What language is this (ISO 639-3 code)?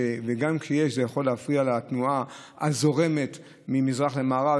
heb